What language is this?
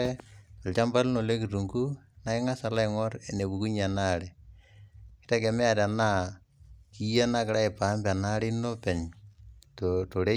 Masai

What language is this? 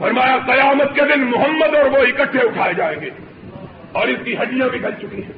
Urdu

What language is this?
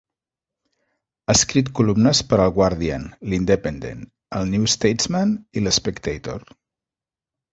Catalan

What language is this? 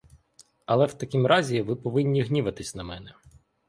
Ukrainian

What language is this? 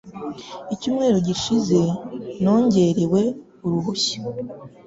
Kinyarwanda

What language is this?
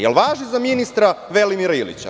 Serbian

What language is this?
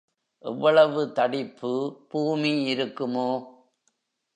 Tamil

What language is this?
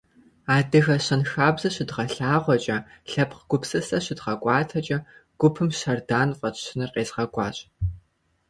Kabardian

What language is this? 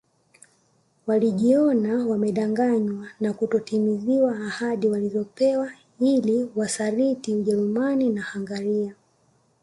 Swahili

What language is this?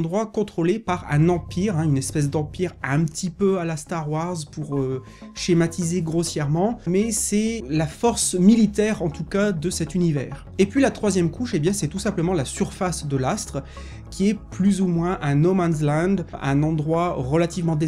French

